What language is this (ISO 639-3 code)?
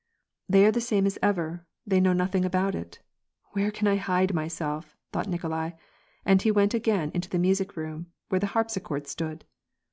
eng